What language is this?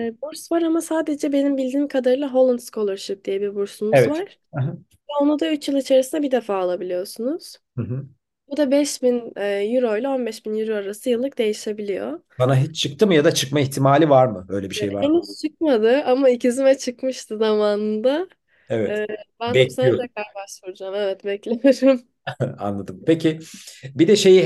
Turkish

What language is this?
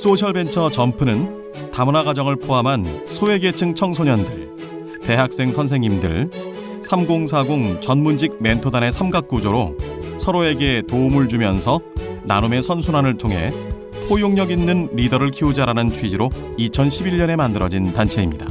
Korean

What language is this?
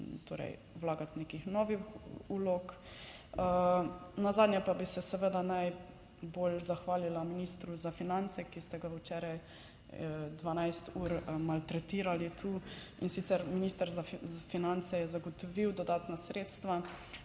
Slovenian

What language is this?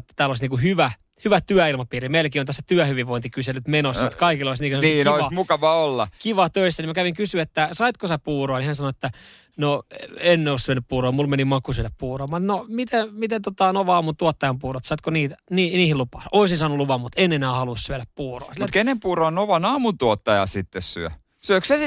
Finnish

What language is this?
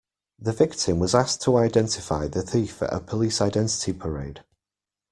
English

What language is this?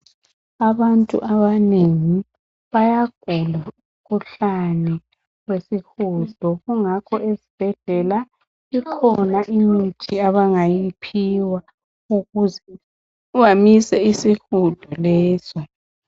North Ndebele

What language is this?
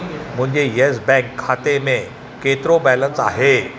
Sindhi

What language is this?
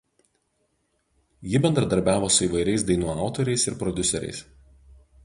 Lithuanian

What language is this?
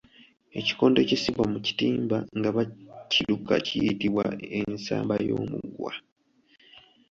Ganda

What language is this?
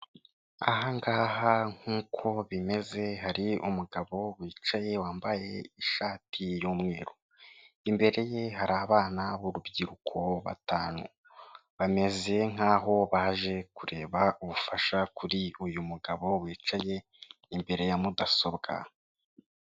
Kinyarwanda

